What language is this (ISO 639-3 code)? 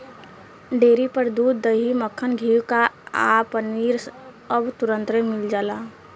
bho